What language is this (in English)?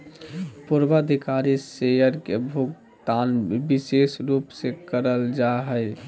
Magahi